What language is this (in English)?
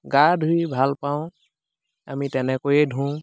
Assamese